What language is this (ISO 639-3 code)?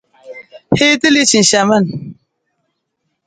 nmz